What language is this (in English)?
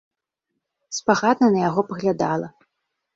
Belarusian